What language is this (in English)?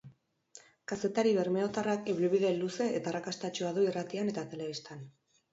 Basque